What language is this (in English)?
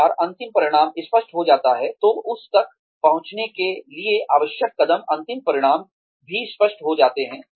Hindi